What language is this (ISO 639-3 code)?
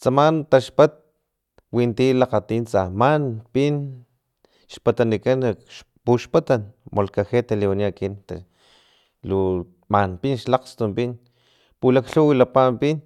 tlp